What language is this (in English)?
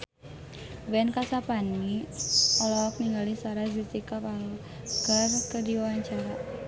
Sundanese